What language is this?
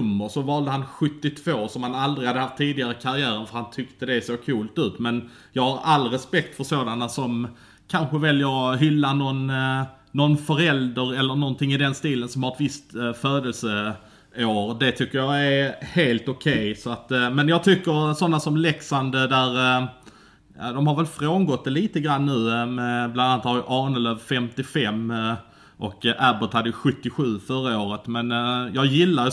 Swedish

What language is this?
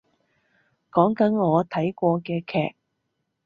Cantonese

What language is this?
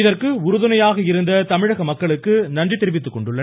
Tamil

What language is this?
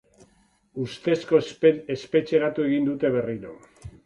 Basque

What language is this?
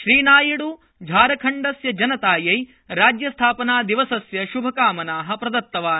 Sanskrit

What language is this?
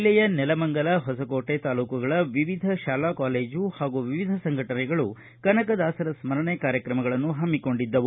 Kannada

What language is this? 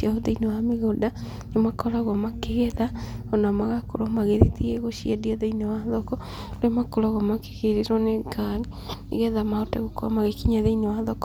Kikuyu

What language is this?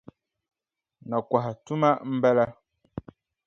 Dagbani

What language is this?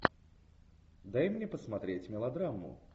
Russian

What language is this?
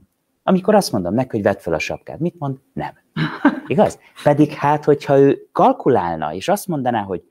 Hungarian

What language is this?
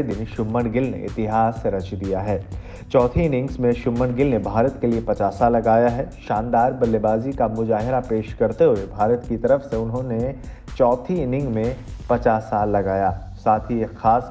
Hindi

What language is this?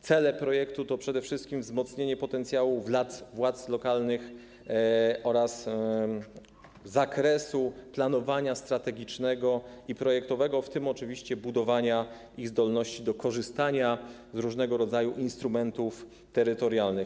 Polish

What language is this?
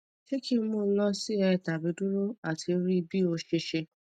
Yoruba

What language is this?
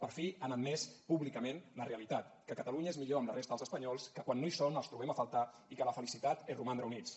Catalan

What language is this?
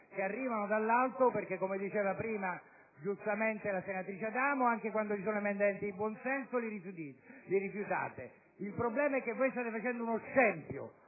Italian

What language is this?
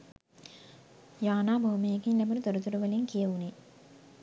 Sinhala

